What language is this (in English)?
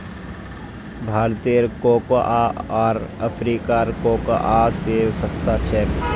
Magahi